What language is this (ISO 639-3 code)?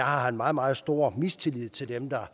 dan